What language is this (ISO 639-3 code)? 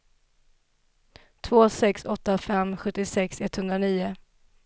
swe